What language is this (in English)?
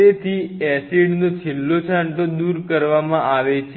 Gujarati